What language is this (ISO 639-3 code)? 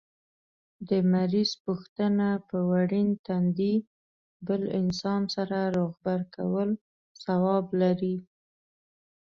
pus